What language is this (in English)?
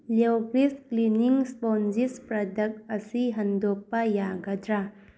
Manipuri